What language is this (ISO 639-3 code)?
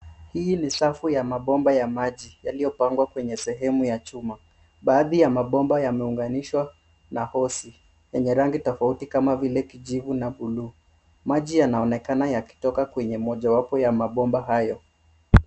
swa